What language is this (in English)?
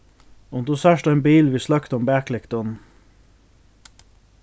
Faroese